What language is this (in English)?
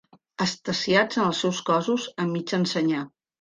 Catalan